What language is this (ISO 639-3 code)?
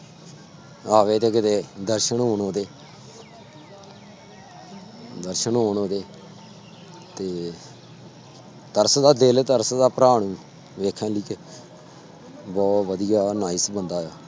pan